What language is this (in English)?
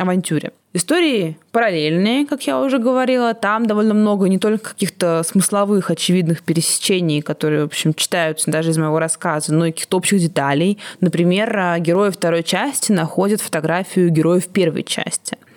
Russian